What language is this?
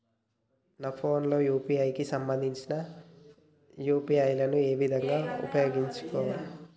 Telugu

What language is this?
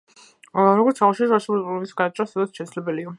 Georgian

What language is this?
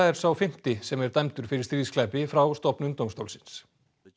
Icelandic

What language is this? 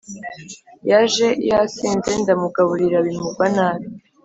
Kinyarwanda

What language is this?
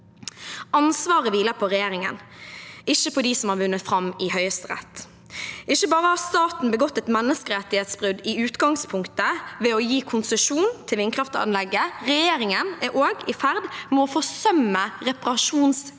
Norwegian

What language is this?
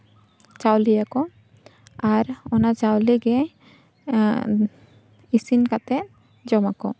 Santali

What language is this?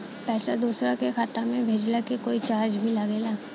Bhojpuri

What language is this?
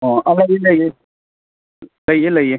Manipuri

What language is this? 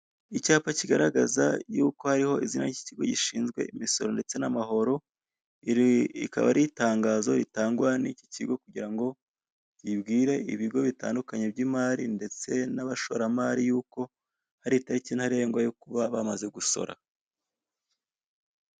Kinyarwanda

